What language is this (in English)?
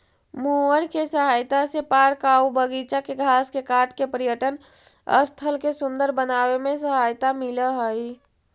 Magahi